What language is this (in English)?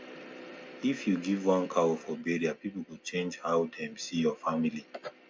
Nigerian Pidgin